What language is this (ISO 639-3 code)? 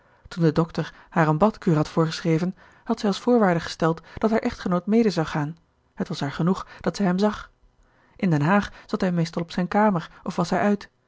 nld